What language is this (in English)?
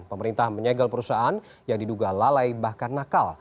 Indonesian